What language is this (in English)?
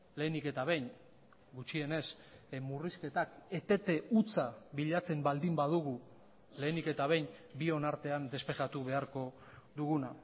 Basque